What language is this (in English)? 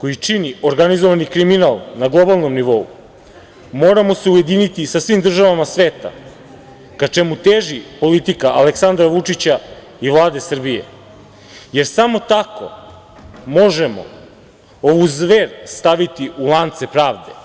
Serbian